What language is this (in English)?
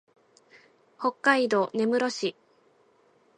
Japanese